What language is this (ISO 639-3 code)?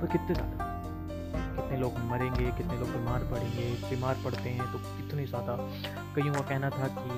hin